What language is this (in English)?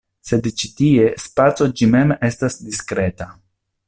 Esperanto